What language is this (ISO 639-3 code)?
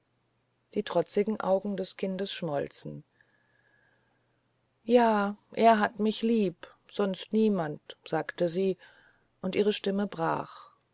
deu